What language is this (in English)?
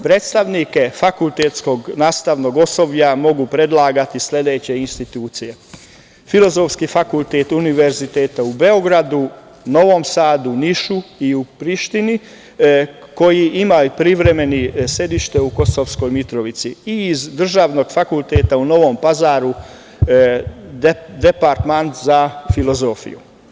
Serbian